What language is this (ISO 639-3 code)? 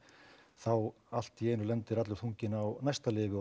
isl